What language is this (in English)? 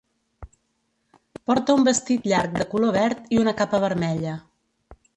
Catalan